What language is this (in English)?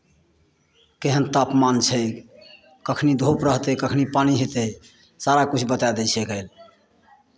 Maithili